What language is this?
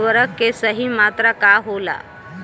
Bhojpuri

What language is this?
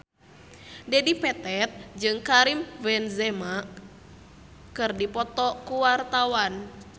Sundanese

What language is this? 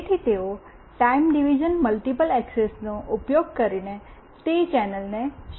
Gujarati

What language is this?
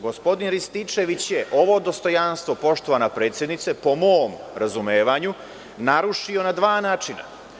Serbian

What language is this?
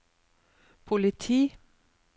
Norwegian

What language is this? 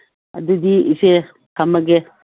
Manipuri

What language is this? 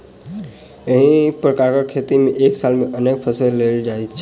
Maithili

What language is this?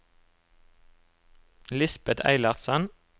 Norwegian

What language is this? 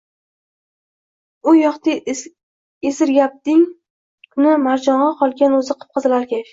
Uzbek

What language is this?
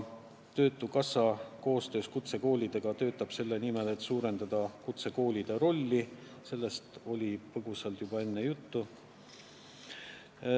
Estonian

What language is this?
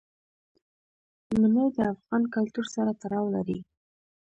Pashto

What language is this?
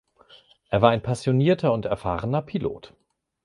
German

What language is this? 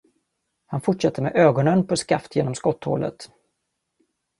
Swedish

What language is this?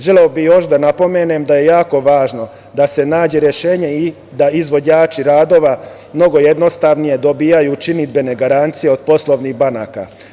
Serbian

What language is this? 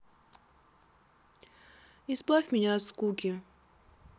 Russian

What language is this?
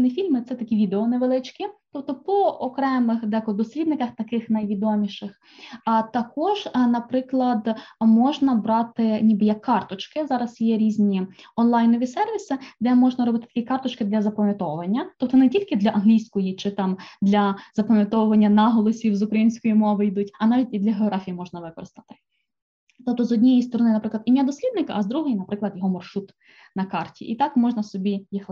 Ukrainian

